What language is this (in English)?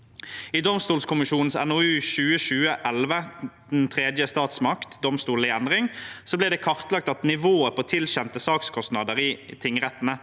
Norwegian